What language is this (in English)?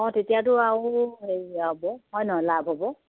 Assamese